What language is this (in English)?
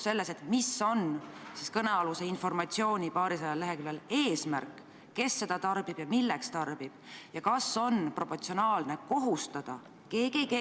Estonian